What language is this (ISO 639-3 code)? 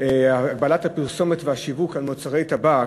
heb